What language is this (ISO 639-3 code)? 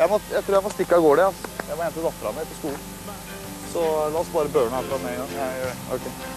nor